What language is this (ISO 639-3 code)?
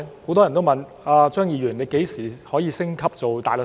yue